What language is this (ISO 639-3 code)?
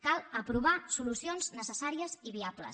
cat